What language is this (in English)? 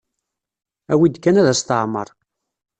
Kabyle